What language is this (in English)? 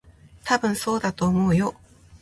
Japanese